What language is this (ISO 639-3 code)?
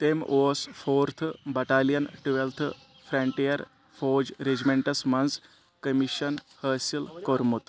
kas